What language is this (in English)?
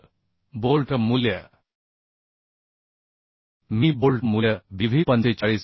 Marathi